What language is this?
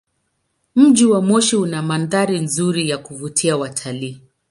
Swahili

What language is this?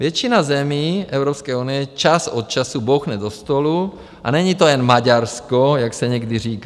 Czech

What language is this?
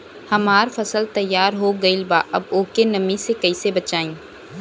Bhojpuri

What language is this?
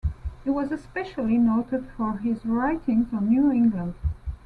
English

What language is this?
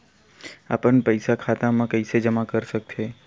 Chhattisgarhi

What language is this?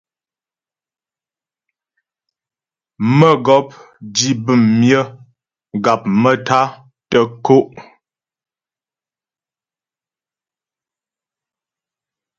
Ghomala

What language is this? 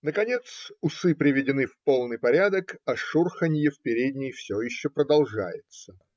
Russian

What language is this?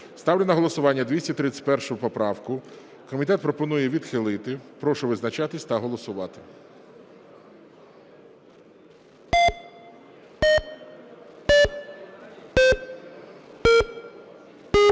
Ukrainian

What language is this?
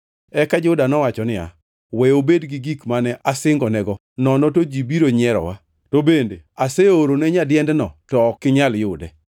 Luo (Kenya and Tanzania)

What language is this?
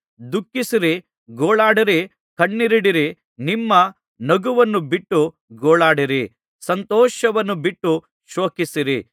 Kannada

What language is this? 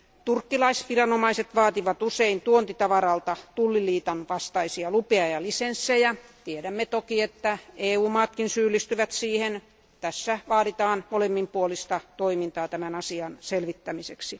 Finnish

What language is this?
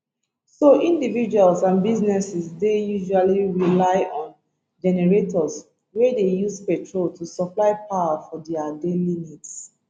Nigerian Pidgin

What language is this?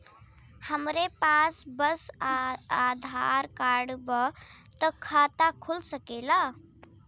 Bhojpuri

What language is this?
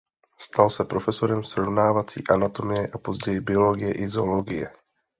Czech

